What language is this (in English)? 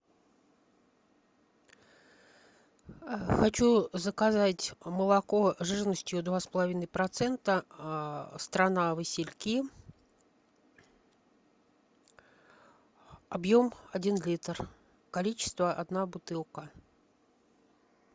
Russian